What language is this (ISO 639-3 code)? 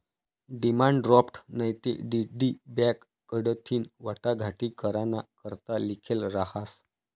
mar